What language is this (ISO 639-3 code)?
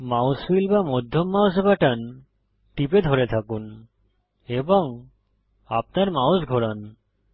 ben